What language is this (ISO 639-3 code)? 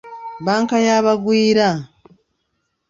lug